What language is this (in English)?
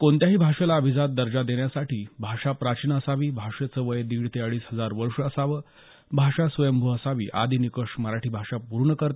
Marathi